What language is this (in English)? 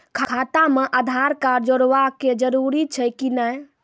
Maithili